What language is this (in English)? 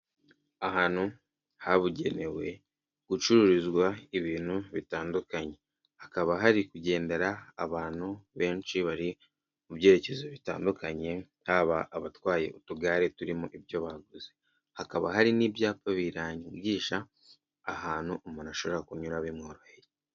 Kinyarwanda